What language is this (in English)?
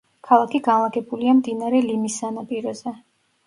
Georgian